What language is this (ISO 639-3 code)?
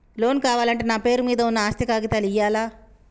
tel